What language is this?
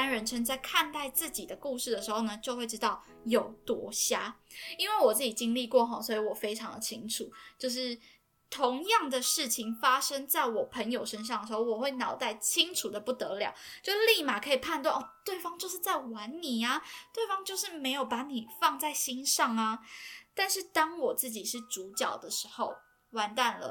Chinese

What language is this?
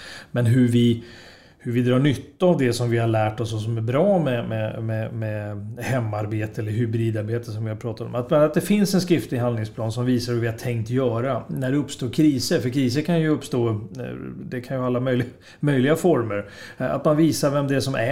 Swedish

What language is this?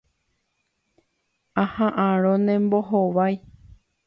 Guarani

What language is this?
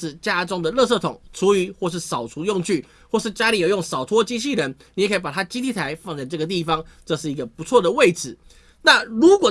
Chinese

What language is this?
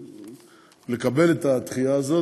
Hebrew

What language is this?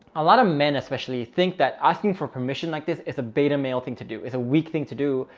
English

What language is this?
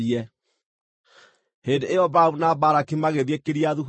Kikuyu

